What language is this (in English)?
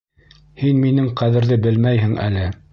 Bashkir